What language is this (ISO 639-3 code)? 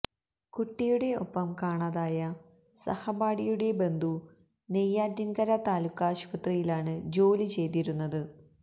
mal